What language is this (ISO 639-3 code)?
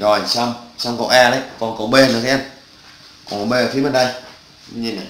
vie